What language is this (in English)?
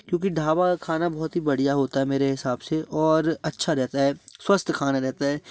Hindi